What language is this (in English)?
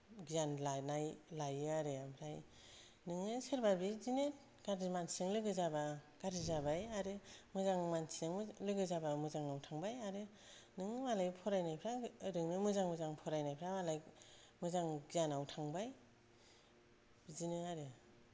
Bodo